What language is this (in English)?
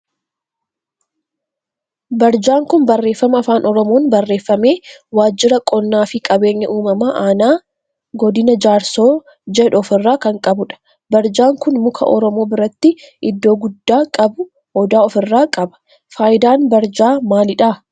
Oromo